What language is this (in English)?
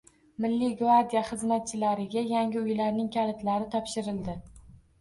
Uzbek